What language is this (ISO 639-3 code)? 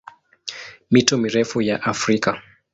swa